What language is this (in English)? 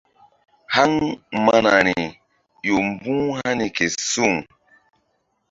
Mbum